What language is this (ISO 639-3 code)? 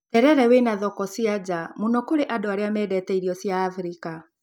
kik